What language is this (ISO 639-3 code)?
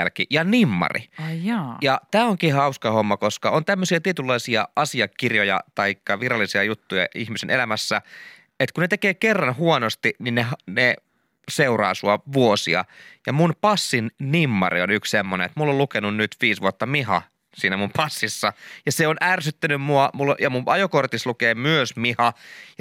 fin